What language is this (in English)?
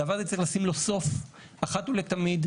Hebrew